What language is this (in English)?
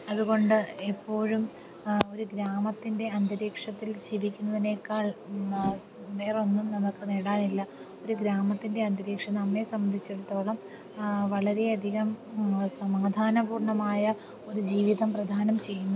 Malayalam